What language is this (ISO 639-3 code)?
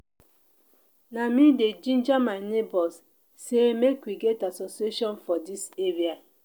pcm